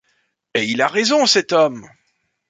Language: French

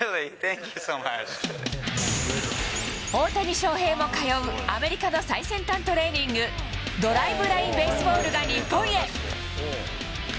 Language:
Japanese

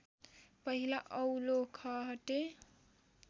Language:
Nepali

